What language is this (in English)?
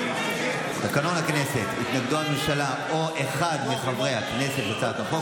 Hebrew